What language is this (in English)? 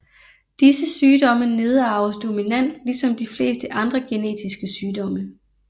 Danish